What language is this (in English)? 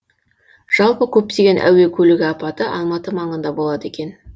Kazakh